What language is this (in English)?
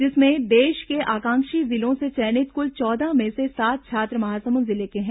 Hindi